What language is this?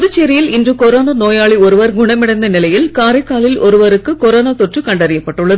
Tamil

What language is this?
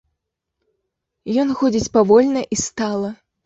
Belarusian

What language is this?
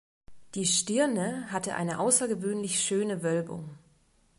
German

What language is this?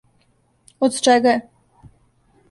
Serbian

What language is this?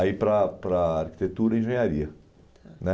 Portuguese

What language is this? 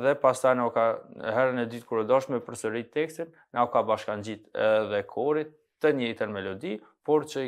Romanian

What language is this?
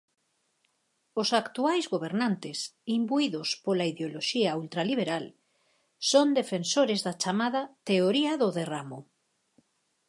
Galician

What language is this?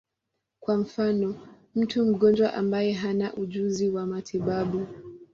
Swahili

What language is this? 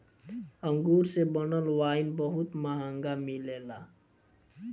Bhojpuri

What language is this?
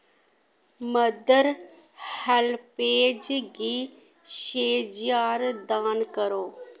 Dogri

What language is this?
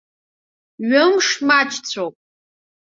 Abkhazian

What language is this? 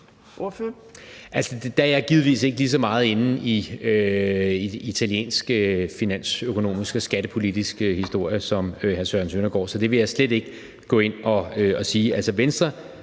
Danish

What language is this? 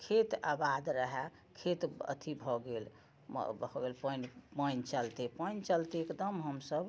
Maithili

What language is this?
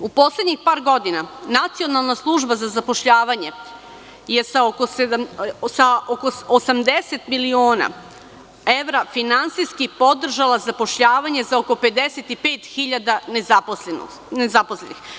Serbian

